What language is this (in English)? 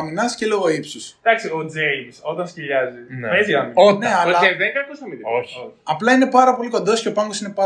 Greek